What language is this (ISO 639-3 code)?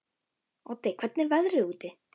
isl